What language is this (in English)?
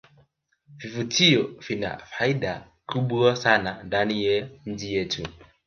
Swahili